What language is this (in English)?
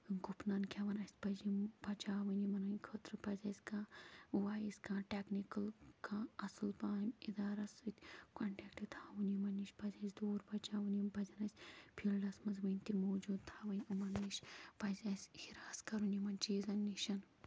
Kashmiri